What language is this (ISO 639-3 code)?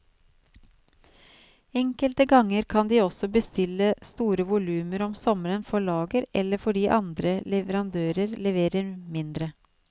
nor